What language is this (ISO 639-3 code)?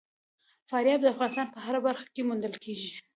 pus